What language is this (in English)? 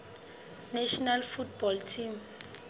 Southern Sotho